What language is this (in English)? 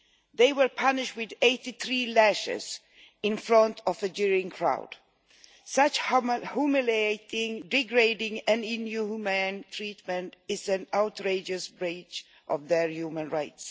English